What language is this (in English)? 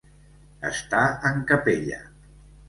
Catalan